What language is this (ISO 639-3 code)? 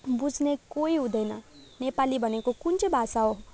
nep